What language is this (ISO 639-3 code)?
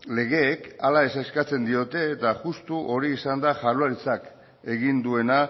eus